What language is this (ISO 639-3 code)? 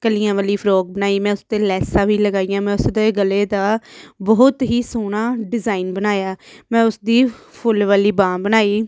pan